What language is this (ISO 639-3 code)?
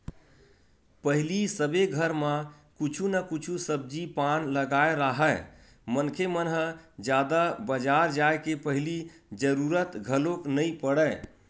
hne